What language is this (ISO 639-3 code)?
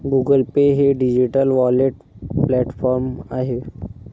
mar